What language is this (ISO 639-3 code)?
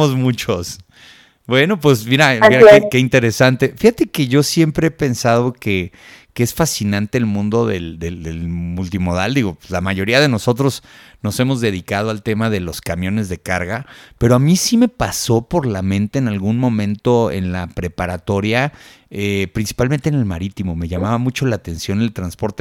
spa